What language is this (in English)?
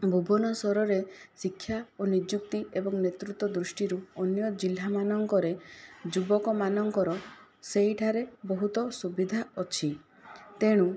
Odia